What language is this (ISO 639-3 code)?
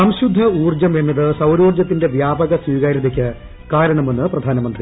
mal